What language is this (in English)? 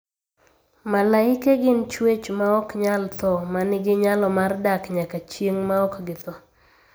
Luo (Kenya and Tanzania)